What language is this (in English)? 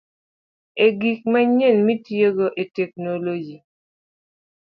Luo (Kenya and Tanzania)